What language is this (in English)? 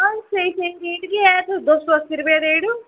Dogri